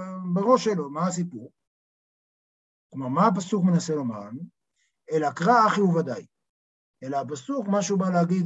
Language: Hebrew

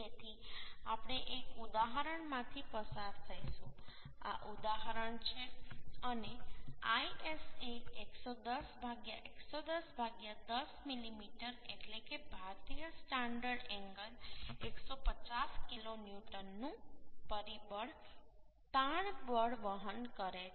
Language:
Gujarati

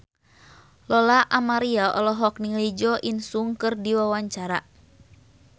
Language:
Sundanese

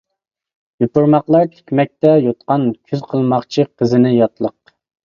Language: Uyghur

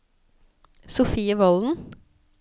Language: Norwegian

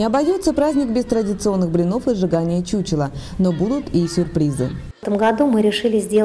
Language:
Russian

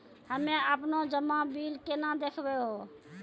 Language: Maithili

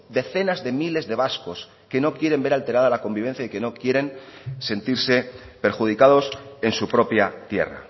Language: Spanish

